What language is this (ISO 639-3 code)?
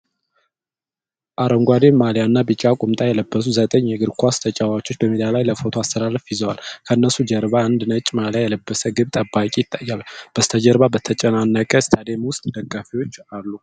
amh